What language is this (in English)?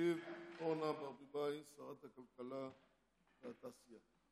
Hebrew